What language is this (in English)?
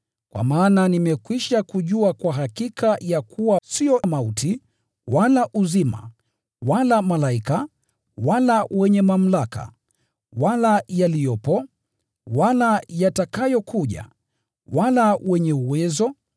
Swahili